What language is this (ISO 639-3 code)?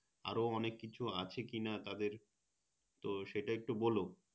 ben